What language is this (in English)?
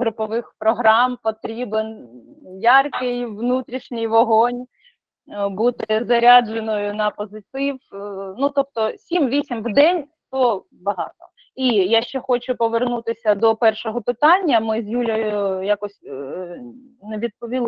Ukrainian